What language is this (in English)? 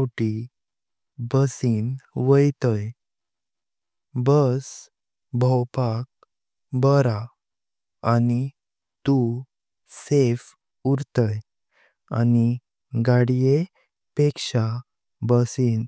Konkani